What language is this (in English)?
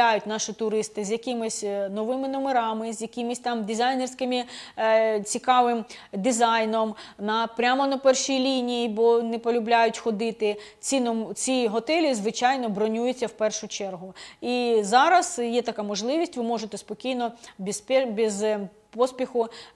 Ukrainian